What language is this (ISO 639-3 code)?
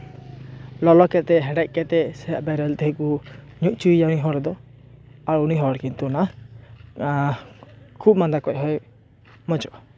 sat